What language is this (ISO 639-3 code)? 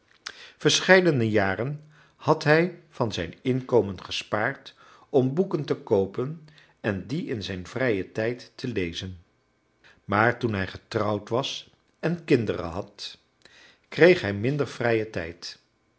nld